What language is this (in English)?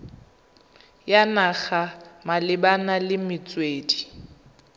Tswana